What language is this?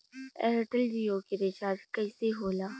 Bhojpuri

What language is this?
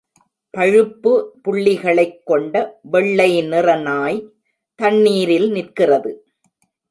Tamil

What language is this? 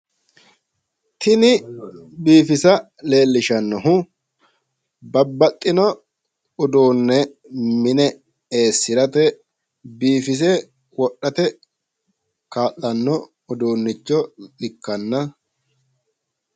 Sidamo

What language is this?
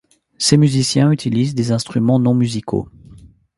French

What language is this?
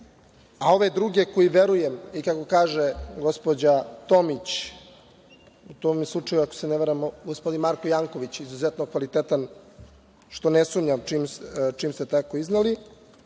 Serbian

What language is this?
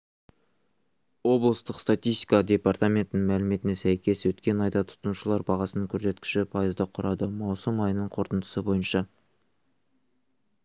Kazakh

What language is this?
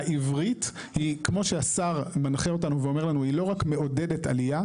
Hebrew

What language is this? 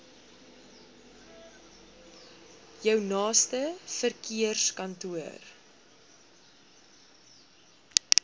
Afrikaans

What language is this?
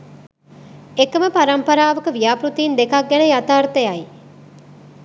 Sinhala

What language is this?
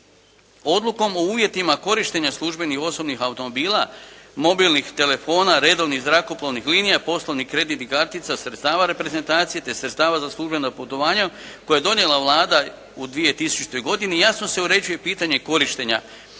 Croatian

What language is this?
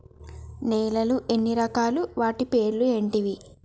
Telugu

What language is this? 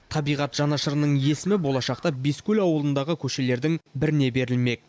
Kazakh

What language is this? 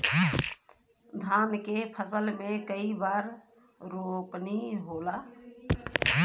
Bhojpuri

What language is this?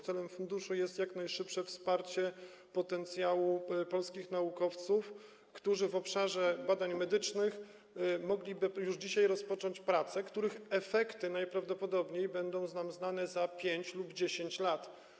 Polish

